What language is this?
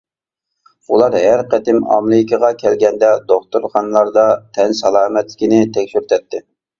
Uyghur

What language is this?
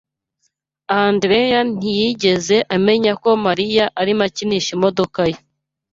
Kinyarwanda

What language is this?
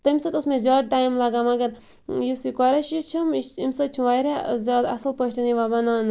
Kashmiri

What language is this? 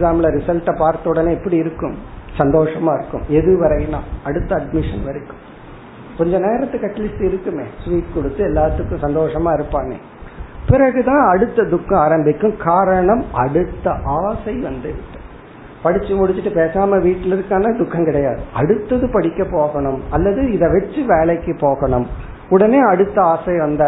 Tamil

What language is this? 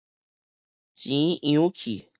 Min Nan Chinese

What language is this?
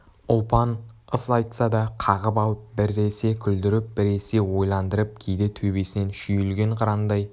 Kazakh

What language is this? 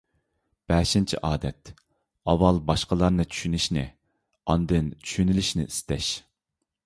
Uyghur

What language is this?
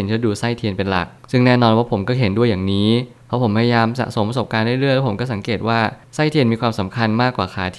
Thai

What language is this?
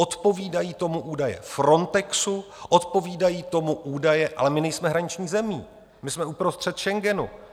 Czech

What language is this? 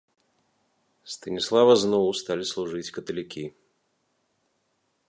Belarusian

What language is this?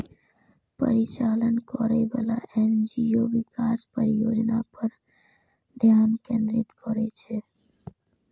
Maithili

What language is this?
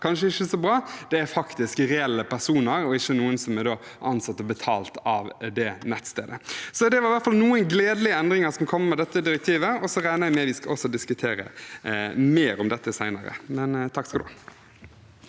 Norwegian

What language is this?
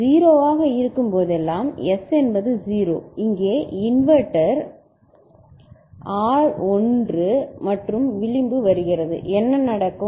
Tamil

